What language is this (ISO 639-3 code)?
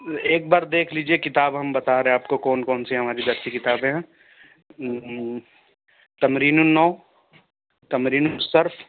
urd